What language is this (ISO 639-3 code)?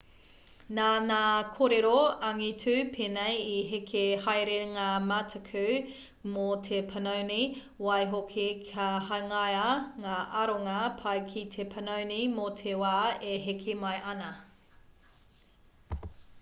mri